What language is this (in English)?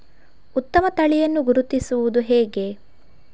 Kannada